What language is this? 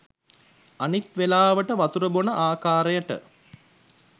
Sinhala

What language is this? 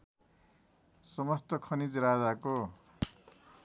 Nepali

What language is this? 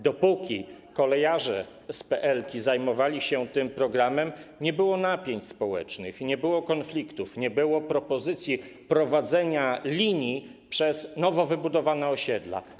Polish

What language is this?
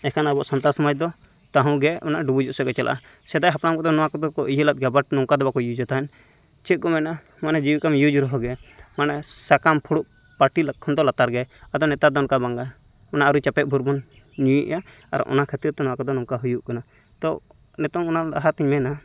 Santali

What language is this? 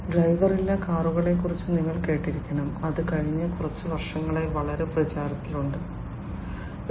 Malayalam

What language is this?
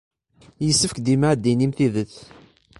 Kabyle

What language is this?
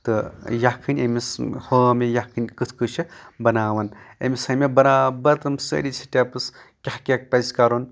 Kashmiri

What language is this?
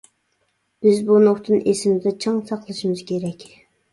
Uyghur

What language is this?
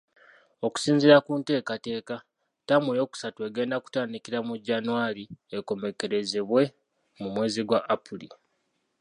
Ganda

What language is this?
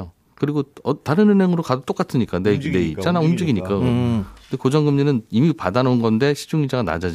Korean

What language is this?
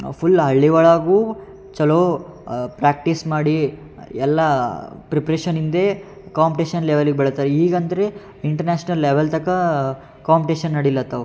Kannada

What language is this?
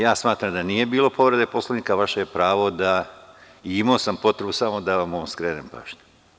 Serbian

